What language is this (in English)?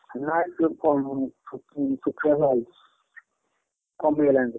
Odia